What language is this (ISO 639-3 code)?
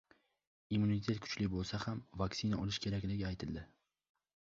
uzb